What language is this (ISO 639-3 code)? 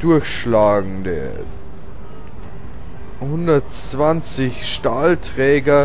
deu